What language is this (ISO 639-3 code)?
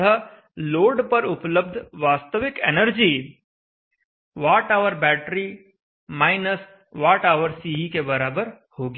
hin